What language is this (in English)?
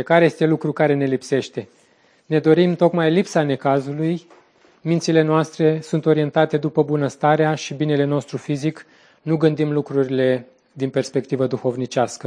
Romanian